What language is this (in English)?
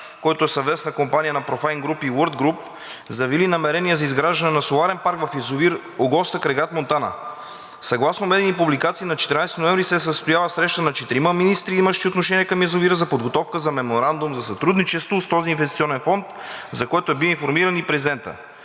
Bulgarian